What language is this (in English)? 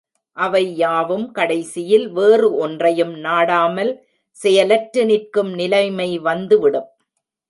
Tamil